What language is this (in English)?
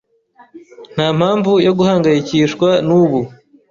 Kinyarwanda